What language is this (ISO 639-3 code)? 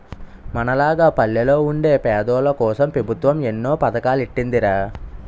tel